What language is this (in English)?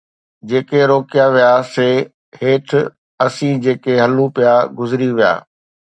Sindhi